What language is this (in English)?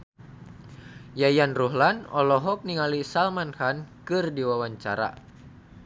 Sundanese